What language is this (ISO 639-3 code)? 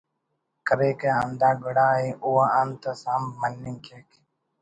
brh